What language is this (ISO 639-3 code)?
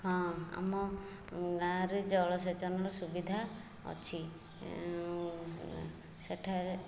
ori